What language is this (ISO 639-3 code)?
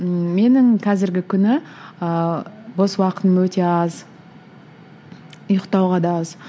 kaz